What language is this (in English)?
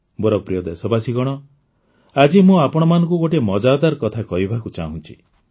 Odia